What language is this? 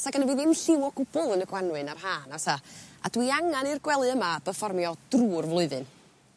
Welsh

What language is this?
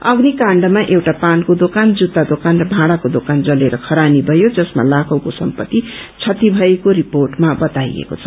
Nepali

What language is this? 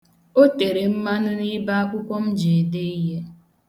Igbo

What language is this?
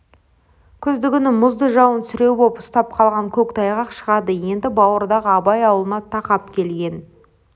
Kazakh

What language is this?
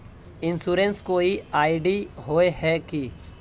Magahi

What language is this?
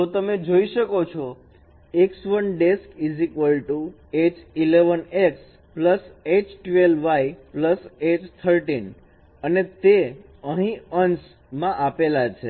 Gujarati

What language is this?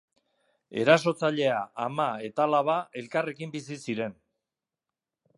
Basque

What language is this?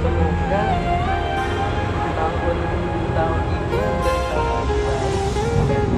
Indonesian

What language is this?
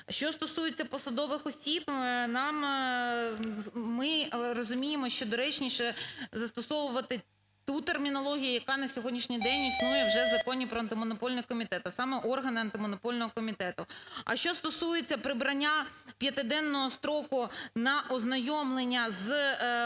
Ukrainian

